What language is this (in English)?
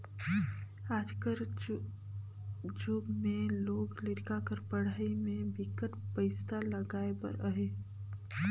Chhattisgarhi